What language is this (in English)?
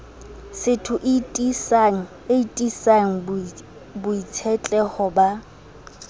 Southern Sotho